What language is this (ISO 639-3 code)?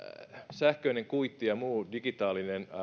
fin